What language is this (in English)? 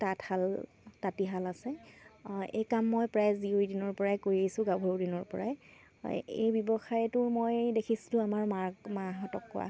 Assamese